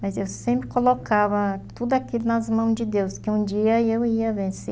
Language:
Portuguese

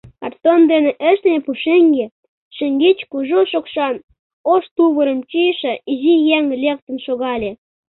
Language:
Mari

